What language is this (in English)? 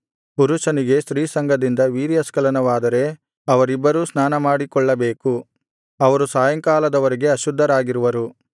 Kannada